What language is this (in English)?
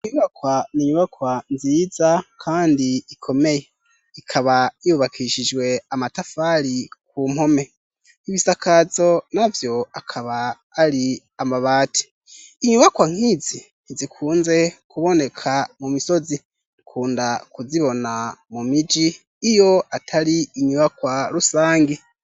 Rundi